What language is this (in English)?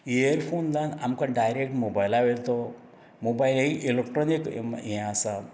Konkani